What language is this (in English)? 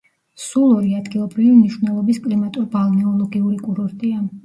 Georgian